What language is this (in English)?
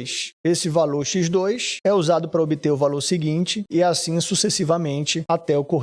Portuguese